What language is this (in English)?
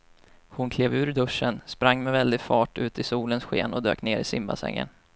Swedish